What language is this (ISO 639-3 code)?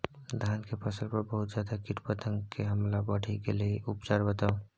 mai